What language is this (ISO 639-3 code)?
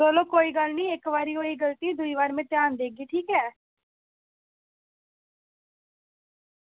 doi